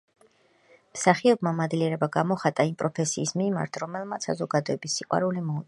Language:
Georgian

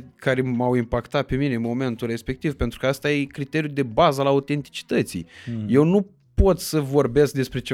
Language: Romanian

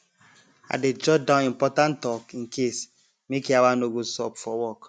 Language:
Nigerian Pidgin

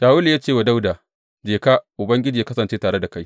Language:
Hausa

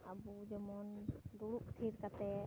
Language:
Santali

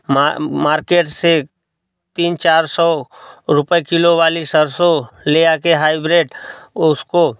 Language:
Hindi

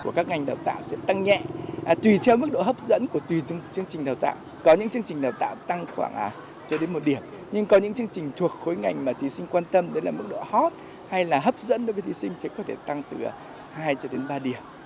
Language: Vietnamese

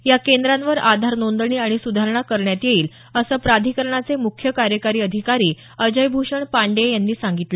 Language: Marathi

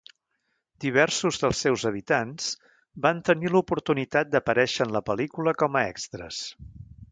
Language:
Catalan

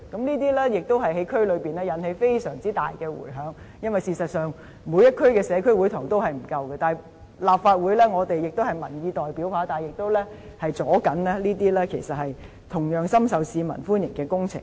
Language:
Cantonese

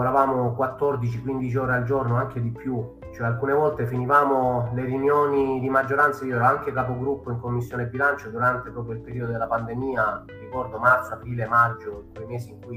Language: Italian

